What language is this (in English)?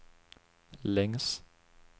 Swedish